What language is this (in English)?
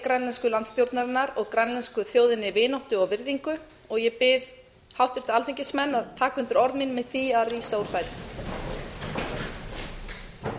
Icelandic